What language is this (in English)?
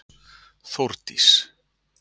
Icelandic